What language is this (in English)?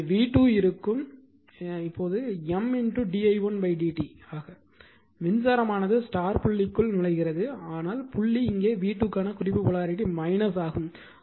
Tamil